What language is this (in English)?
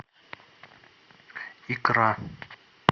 Russian